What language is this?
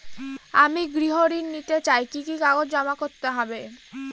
Bangla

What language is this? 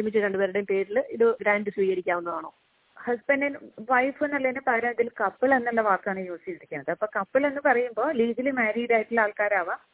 Malayalam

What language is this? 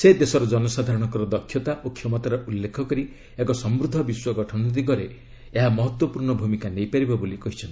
Odia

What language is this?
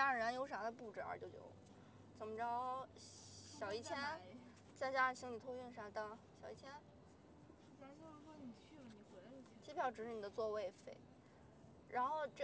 Chinese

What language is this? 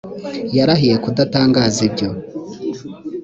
Kinyarwanda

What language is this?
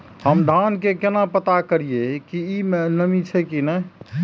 Maithili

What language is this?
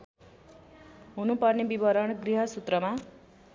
Nepali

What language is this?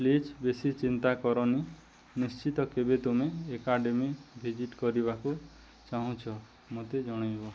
Odia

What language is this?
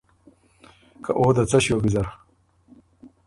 Ormuri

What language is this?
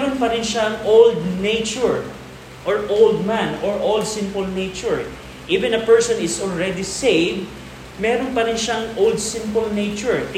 Filipino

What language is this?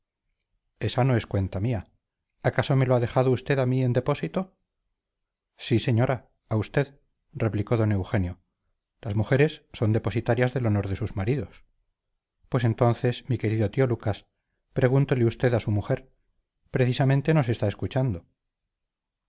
Spanish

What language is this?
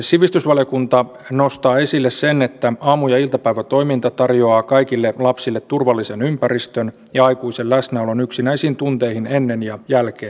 Finnish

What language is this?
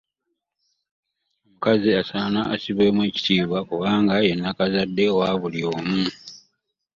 Ganda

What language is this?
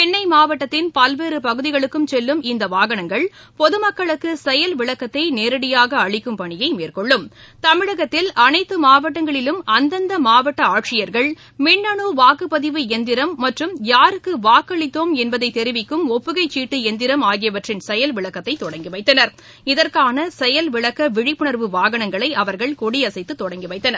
Tamil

